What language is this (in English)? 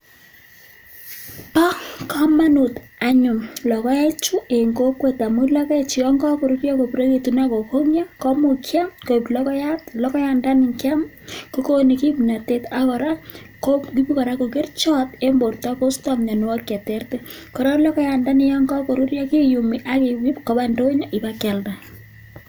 Kalenjin